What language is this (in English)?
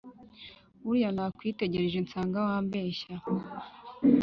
Kinyarwanda